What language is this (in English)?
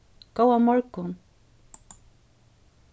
Faroese